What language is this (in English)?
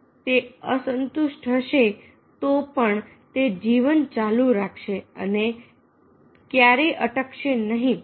Gujarati